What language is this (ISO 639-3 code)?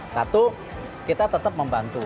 ind